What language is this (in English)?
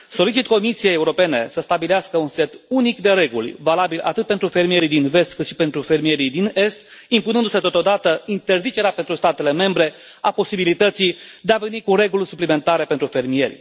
Romanian